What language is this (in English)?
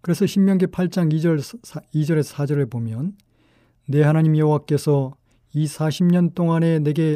Korean